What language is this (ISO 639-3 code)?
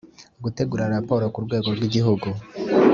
kin